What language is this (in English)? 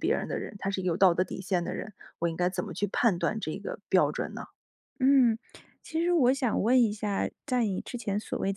Chinese